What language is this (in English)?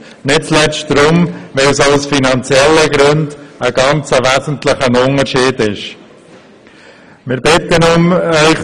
Swiss German